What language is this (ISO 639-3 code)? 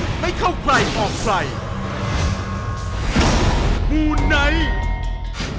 tha